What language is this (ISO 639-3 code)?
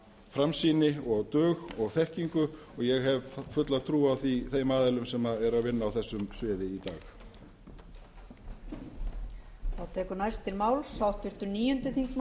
isl